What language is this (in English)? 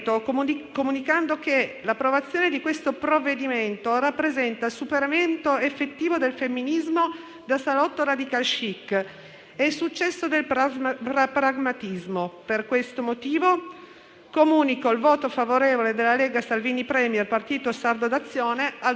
Italian